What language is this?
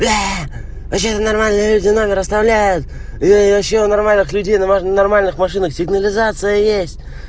Russian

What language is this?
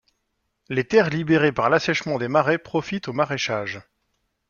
French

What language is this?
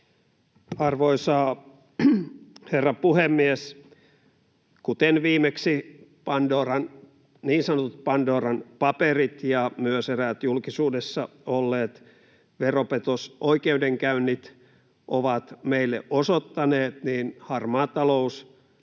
Finnish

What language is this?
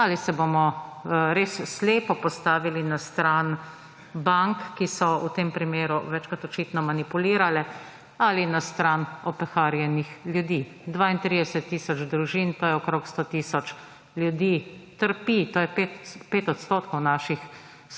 Slovenian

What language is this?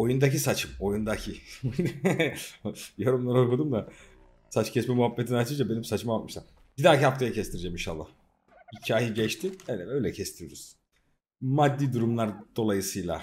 Turkish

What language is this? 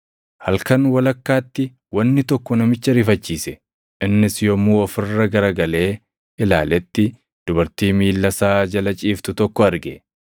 Oromo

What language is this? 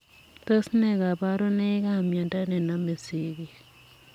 Kalenjin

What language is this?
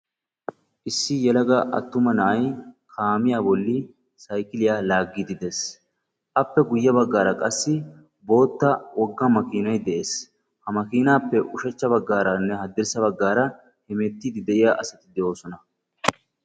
Wolaytta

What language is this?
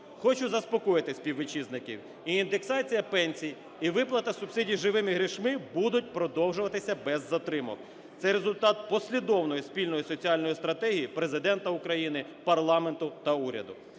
Ukrainian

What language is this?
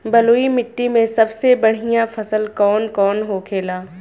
Bhojpuri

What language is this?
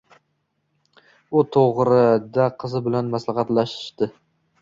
Uzbek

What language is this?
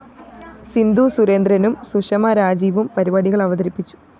Malayalam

